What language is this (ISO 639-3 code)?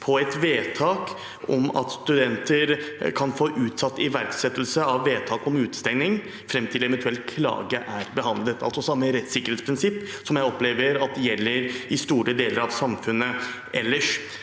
nor